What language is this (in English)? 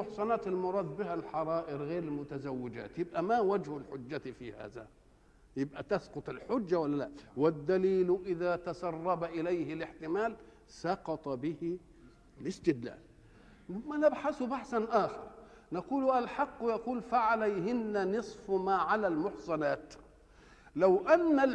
Arabic